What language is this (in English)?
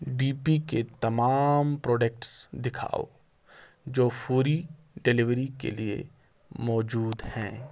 Urdu